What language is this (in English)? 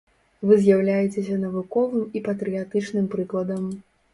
Belarusian